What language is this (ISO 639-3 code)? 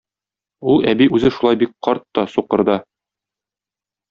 tat